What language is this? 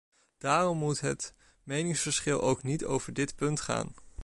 Dutch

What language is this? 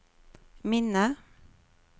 Norwegian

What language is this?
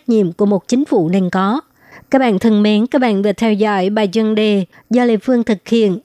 Vietnamese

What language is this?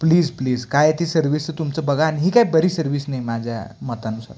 Marathi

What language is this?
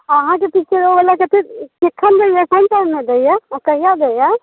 Maithili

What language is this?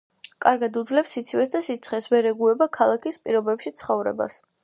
Georgian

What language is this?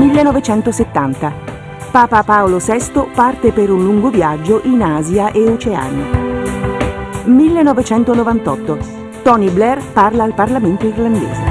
Italian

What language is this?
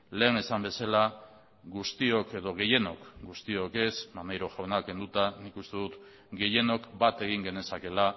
Basque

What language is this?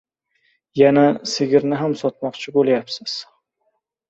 Uzbek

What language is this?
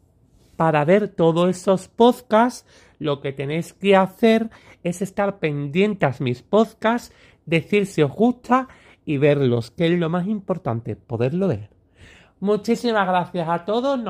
Spanish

